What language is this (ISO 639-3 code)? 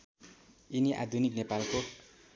nep